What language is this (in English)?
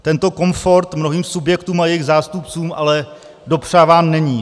Czech